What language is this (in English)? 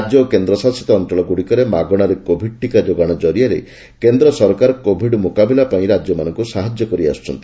Odia